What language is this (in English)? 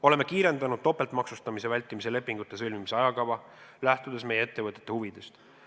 Estonian